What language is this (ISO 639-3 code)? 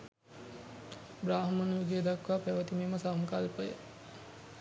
sin